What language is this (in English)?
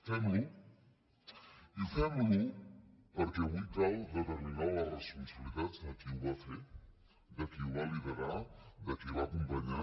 Catalan